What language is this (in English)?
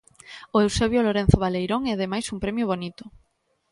Galician